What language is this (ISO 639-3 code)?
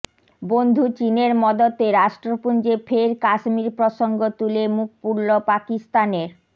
ben